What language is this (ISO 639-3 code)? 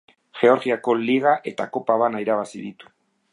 eus